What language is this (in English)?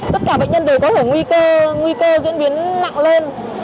Vietnamese